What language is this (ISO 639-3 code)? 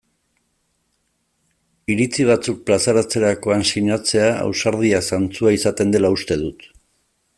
eus